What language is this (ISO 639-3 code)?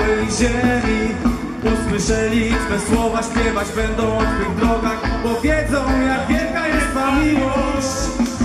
ces